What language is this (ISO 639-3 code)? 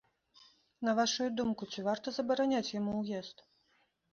bel